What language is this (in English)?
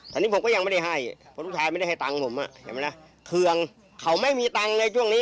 Thai